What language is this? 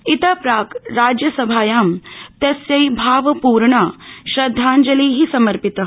Sanskrit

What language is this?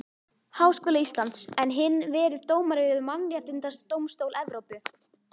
Icelandic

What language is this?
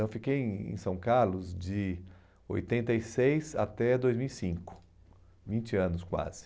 Portuguese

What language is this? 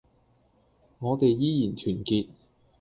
Cantonese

